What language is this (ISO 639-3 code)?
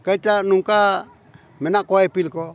sat